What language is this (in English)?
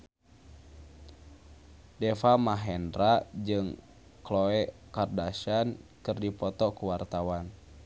Sundanese